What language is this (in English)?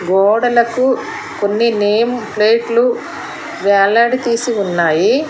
Telugu